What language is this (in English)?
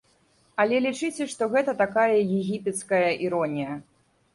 Belarusian